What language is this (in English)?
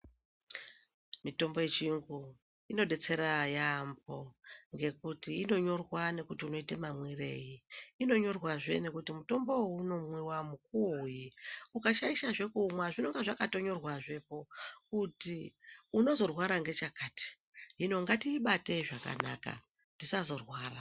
Ndau